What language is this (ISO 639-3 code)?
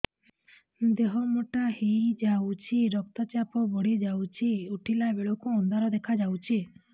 ori